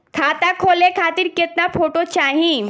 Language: Bhojpuri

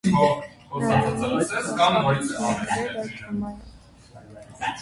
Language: Armenian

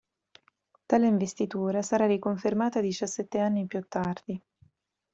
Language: Italian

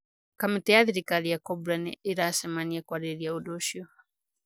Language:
Kikuyu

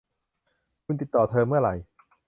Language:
Thai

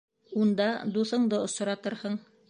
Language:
Bashkir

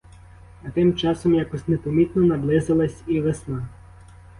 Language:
Ukrainian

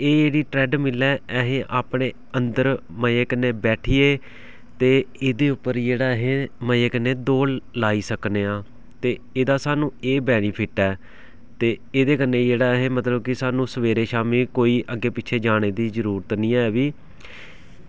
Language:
Dogri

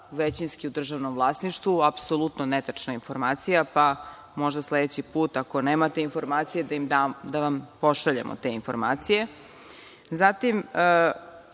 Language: Serbian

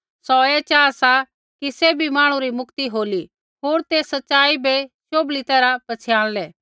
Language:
Kullu Pahari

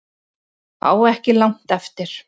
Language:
Icelandic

